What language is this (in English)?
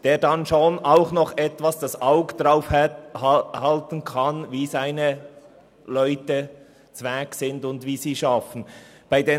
Swiss German